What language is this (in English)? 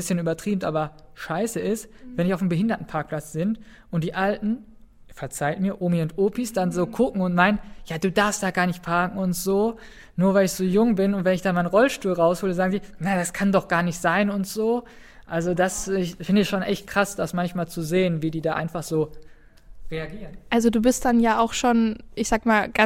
German